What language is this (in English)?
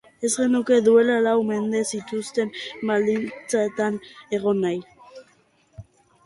Basque